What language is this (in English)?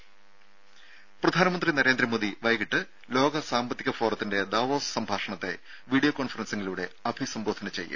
Malayalam